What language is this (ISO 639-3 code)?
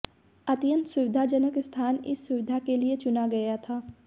hin